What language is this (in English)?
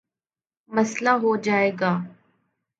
Urdu